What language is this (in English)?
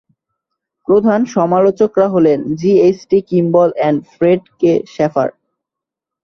Bangla